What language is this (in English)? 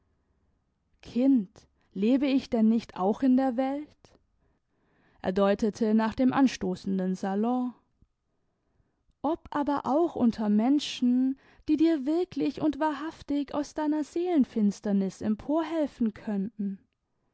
German